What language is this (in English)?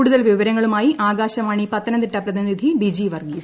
Malayalam